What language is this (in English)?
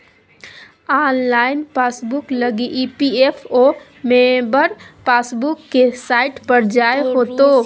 Magahi